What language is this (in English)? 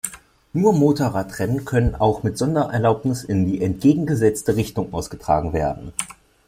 German